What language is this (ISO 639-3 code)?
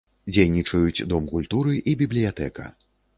bel